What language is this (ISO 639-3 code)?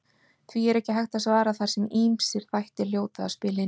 isl